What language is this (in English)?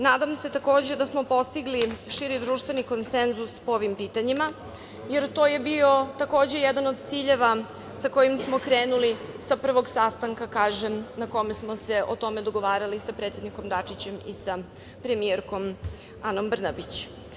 Serbian